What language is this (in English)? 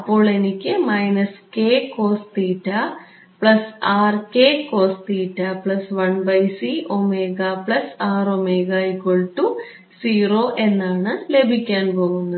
Malayalam